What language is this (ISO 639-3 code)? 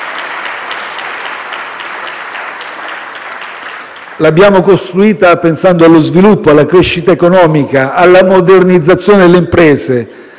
ita